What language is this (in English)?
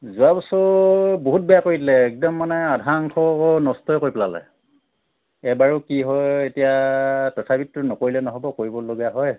Assamese